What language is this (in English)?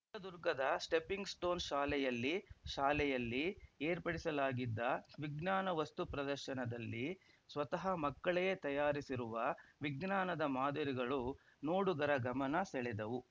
Kannada